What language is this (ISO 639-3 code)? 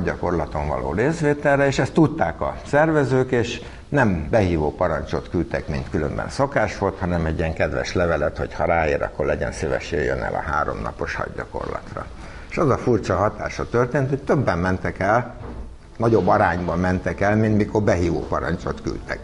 hun